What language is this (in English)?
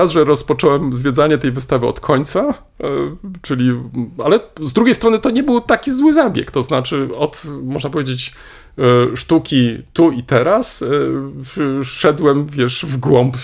Polish